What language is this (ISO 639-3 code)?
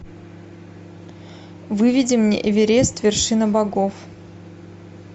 rus